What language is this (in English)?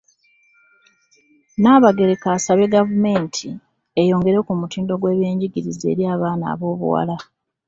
Ganda